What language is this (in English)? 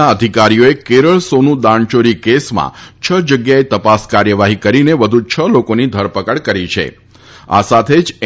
Gujarati